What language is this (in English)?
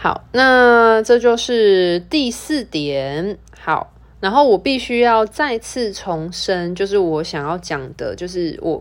Chinese